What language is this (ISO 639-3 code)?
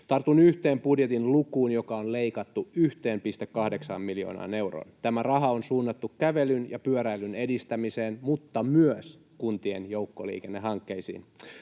fin